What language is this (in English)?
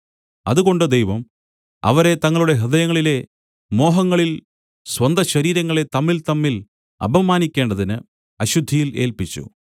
Malayalam